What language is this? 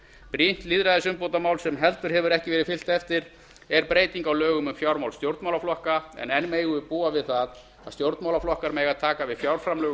Icelandic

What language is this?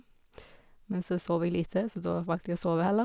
Norwegian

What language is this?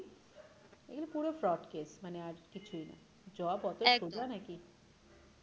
Bangla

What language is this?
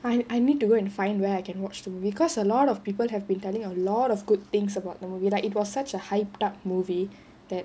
English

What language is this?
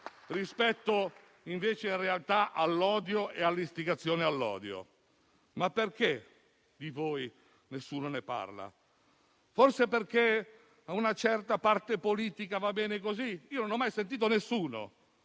Italian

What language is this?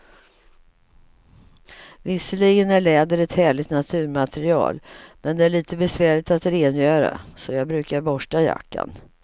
Swedish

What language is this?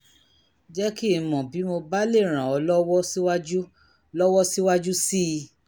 Yoruba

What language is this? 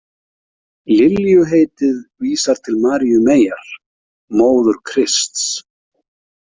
Icelandic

